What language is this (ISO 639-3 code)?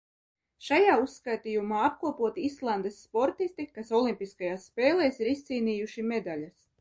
lav